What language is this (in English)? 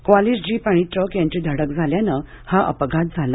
Marathi